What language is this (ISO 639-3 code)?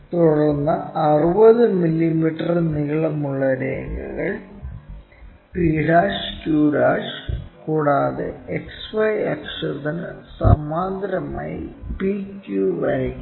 mal